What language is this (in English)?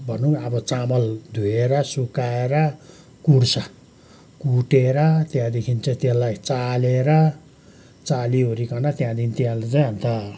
Nepali